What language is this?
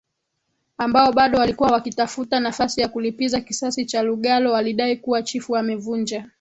Swahili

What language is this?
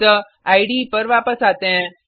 Hindi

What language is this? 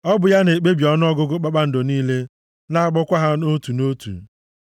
Igbo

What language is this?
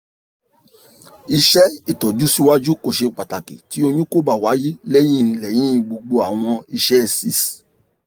Yoruba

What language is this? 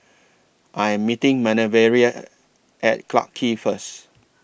English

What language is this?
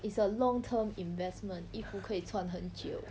English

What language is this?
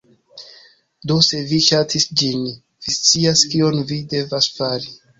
Esperanto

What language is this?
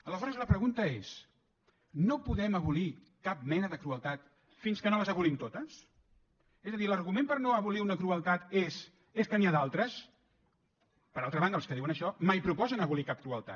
Catalan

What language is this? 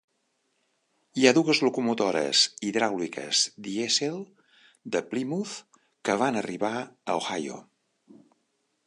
Catalan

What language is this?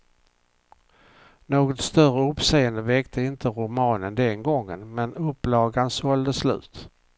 Swedish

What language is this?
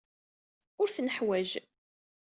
Kabyle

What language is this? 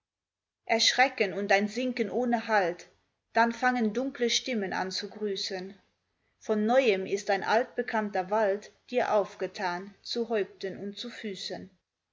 German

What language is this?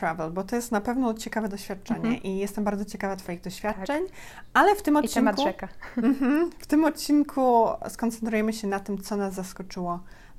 Polish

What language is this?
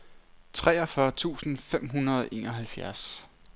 Danish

